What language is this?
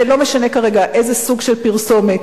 Hebrew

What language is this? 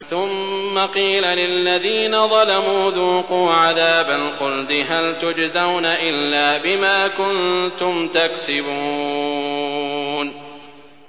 Arabic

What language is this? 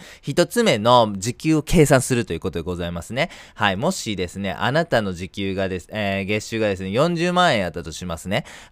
Japanese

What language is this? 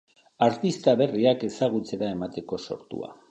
Basque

